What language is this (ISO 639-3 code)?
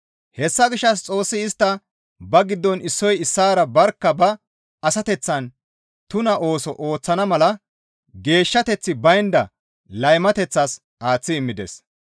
gmv